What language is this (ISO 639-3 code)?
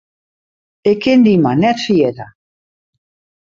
fry